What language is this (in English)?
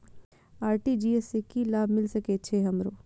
Maithili